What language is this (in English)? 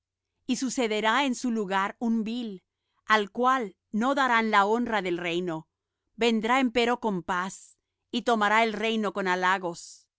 Spanish